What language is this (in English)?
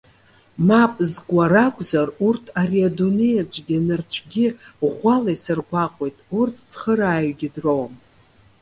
Abkhazian